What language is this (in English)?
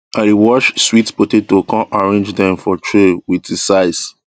Nigerian Pidgin